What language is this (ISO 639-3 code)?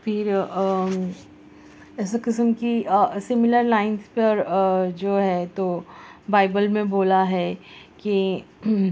urd